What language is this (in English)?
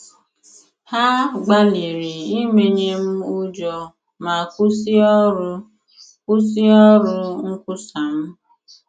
Igbo